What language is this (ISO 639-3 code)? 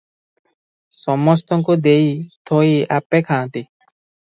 ori